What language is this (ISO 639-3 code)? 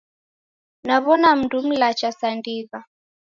dav